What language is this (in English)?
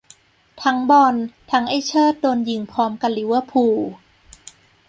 Thai